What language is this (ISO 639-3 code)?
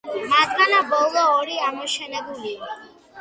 kat